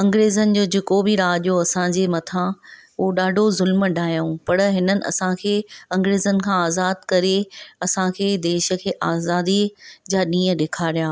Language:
Sindhi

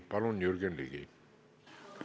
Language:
Estonian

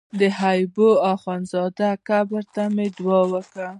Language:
Pashto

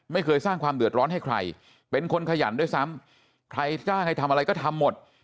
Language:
Thai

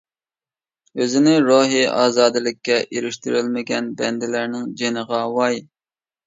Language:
Uyghur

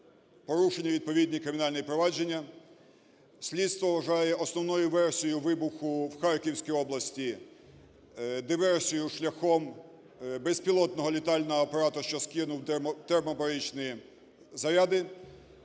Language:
Ukrainian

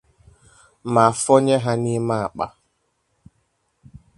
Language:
Igbo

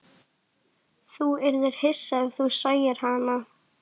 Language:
Icelandic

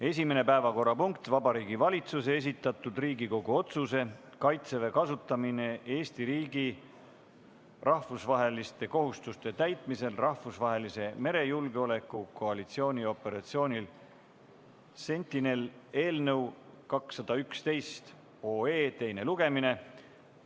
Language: Estonian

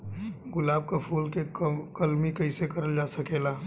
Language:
Bhojpuri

